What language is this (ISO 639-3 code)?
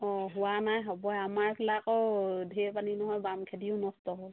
asm